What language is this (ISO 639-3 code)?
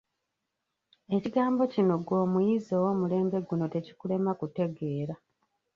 lug